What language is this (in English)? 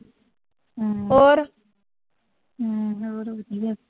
Punjabi